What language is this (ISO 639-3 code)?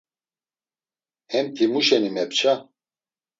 lzz